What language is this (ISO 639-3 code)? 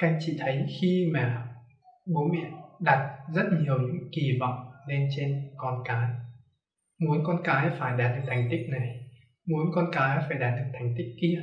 vie